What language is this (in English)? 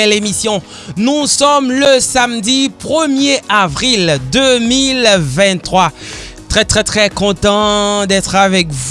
French